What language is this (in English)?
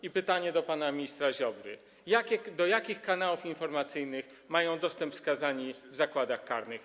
Polish